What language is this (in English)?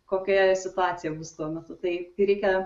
Lithuanian